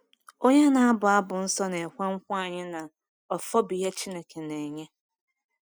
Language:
Igbo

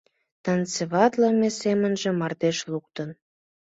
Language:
Mari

